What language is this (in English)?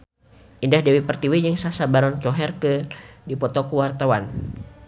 Sundanese